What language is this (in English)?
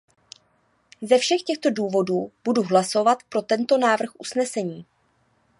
Czech